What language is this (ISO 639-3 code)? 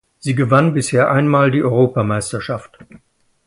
deu